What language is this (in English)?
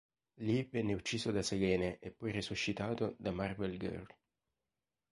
Italian